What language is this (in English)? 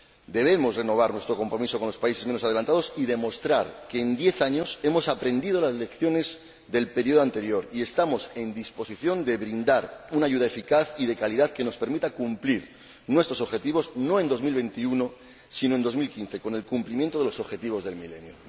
Spanish